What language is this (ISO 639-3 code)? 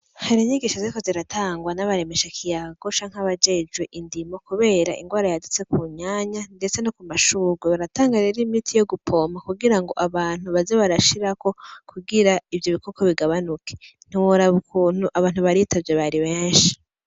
run